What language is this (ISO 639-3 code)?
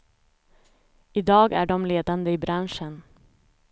swe